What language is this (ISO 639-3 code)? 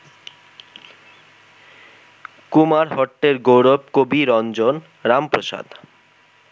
ben